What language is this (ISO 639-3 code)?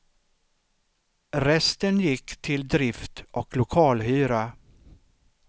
swe